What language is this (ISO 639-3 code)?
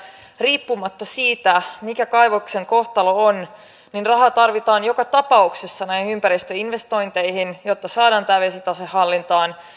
fin